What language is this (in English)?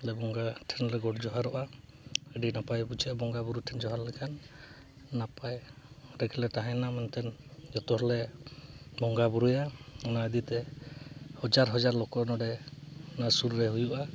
Santali